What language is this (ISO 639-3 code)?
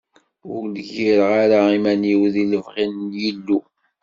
kab